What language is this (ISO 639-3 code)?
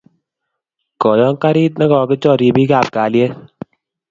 kln